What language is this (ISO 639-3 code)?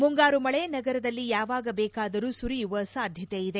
kan